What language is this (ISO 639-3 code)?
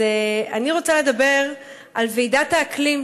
heb